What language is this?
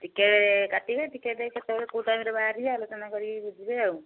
Odia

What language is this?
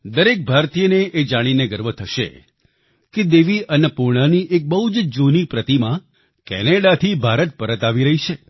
Gujarati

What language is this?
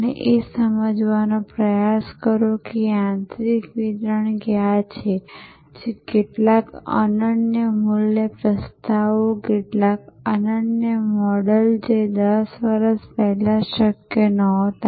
Gujarati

